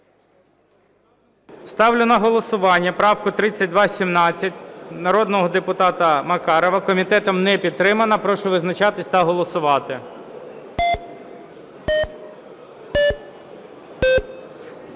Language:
Ukrainian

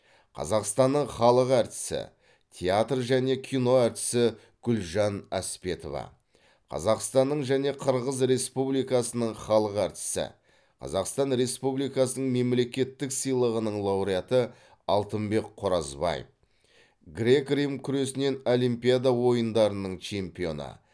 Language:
Kazakh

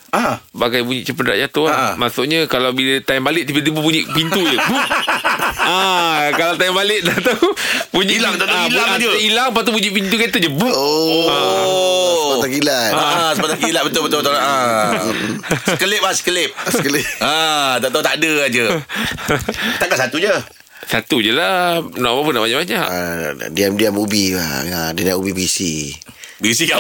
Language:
Malay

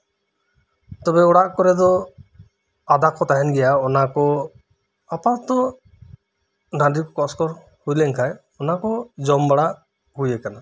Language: Santali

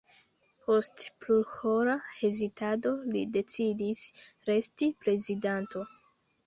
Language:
Esperanto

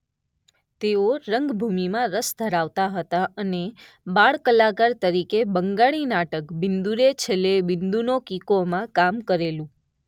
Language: Gujarati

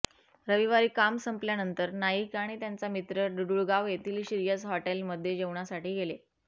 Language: Marathi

